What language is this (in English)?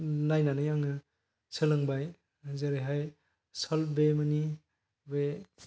Bodo